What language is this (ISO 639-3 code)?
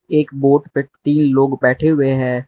hin